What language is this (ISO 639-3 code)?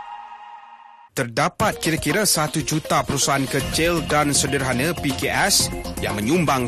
msa